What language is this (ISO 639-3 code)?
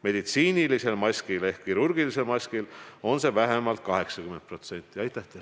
est